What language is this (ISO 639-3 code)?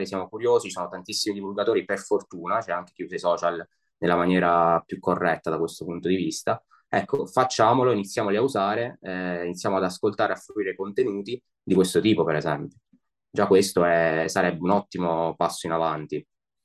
ita